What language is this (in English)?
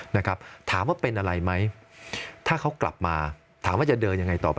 Thai